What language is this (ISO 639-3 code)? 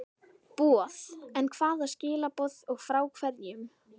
isl